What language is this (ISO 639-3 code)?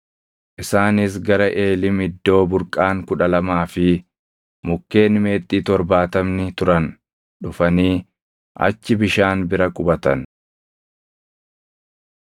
orm